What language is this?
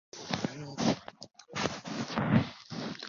Chinese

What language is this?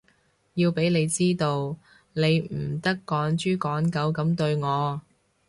Cantonese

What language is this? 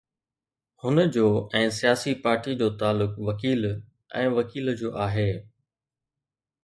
Sindhi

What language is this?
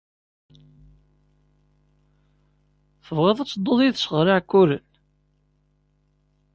Kabyle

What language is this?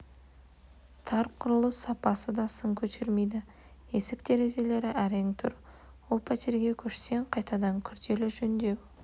Kazakh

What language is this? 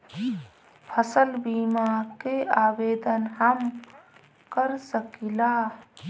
Bhojpuri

